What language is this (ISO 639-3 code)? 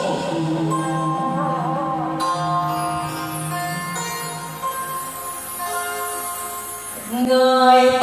vie